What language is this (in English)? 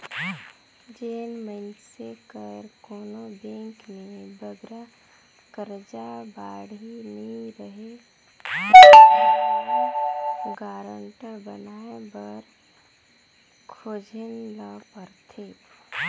Chhattisgarhi